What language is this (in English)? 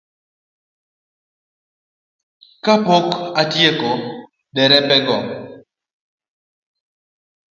Luo (Kenya and Tanzania)